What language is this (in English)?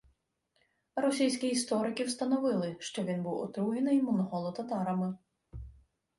Ukrainian